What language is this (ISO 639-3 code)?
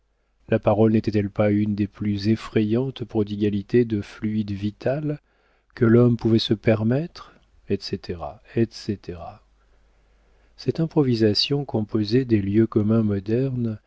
fra